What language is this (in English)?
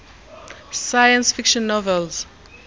Xhosa